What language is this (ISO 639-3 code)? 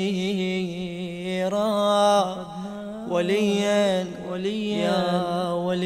ara